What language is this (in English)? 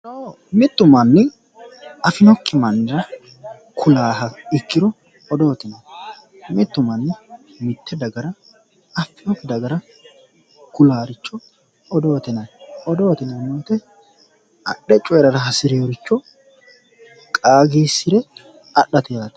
Sidamo